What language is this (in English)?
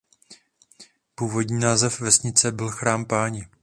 Czech